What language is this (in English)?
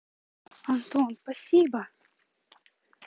Russian